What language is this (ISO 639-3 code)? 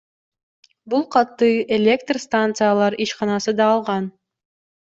kir